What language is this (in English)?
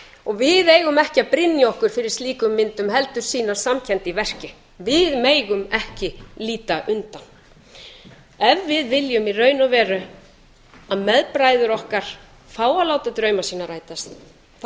Icelandic